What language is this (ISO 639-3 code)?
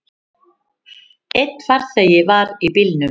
isl